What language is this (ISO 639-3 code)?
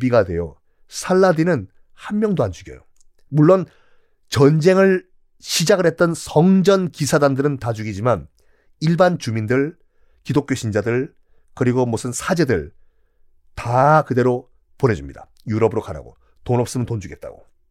kor